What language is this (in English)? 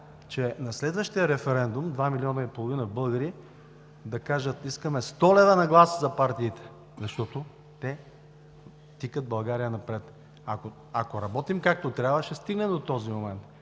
Bulgarian